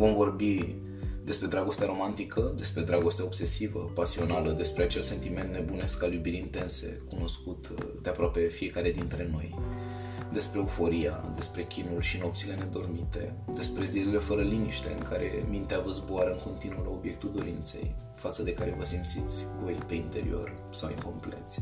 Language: Romanian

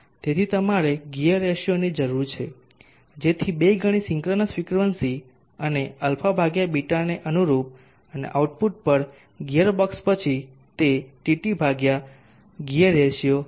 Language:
Gujarati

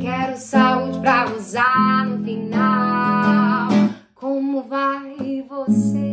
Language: Portuguese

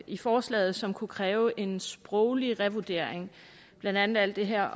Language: Danish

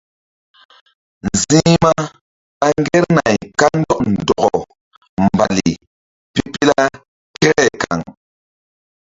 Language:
Mbum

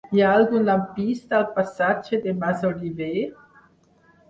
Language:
Catalan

